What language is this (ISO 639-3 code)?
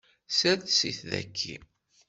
kab